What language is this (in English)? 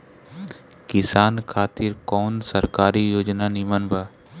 Bhojpuri